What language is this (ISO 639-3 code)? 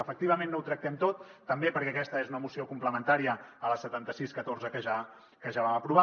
cat